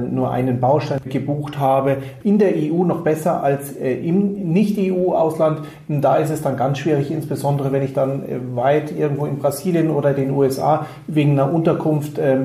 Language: German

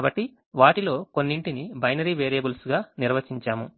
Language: Telugu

